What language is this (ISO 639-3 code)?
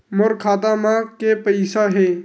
hne